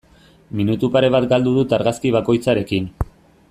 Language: Basque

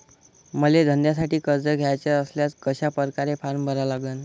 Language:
Marathi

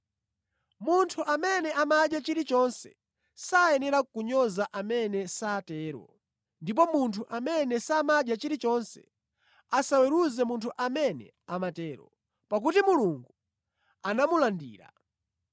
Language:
Nyanja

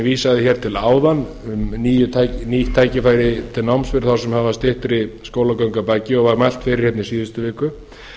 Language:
Icelandic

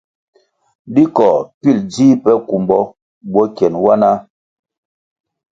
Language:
Kwasio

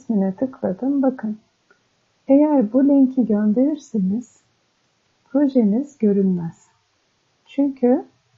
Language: Turkish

